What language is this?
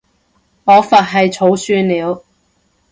Cantonese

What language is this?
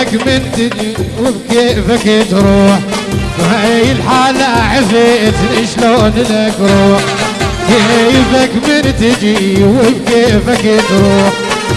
Arabic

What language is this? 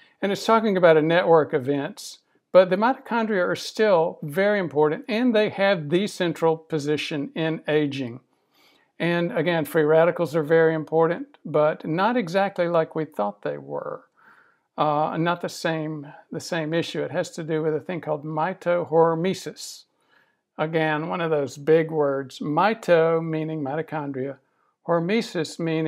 English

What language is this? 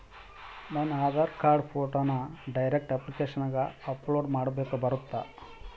Kannada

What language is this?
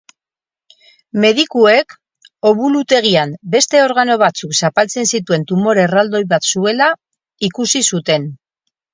Basque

